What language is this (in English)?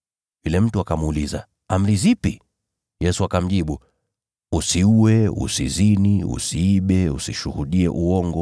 Swahili